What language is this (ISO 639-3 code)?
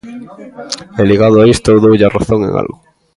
glg